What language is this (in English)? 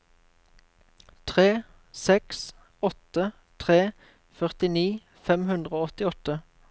Norwegian